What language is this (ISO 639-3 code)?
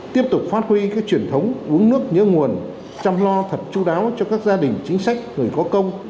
vie